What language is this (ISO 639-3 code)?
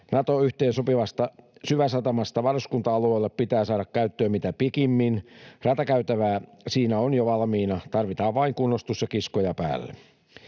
fin